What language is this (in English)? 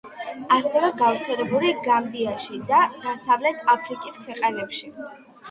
Georgian